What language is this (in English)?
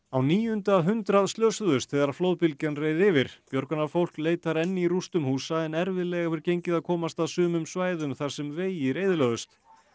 Icelandic